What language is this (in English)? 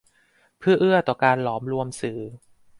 Thai